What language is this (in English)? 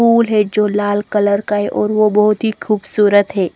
Hindi